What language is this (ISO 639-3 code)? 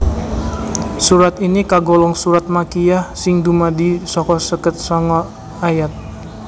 jav